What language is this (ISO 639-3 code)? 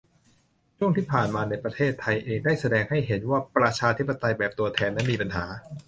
tha